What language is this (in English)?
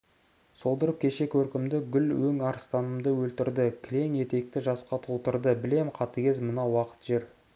Kazakh